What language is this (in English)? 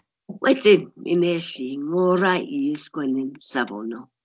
Welsh